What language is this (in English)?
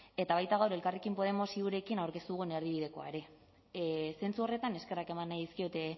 Basque